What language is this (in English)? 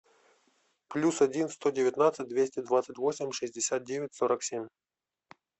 Russian